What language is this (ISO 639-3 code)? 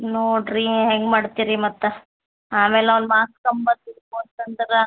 kan